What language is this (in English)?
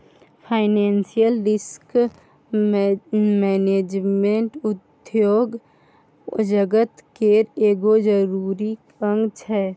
Maithili